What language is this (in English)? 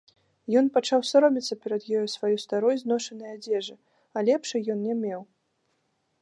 Belarusian